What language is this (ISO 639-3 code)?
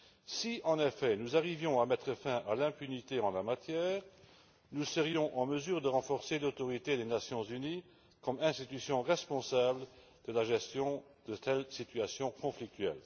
fra